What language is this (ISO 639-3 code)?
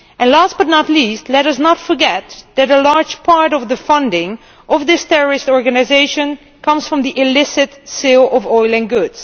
eng